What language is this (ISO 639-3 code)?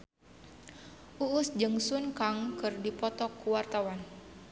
sun